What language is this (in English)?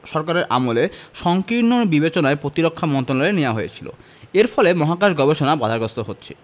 Bangla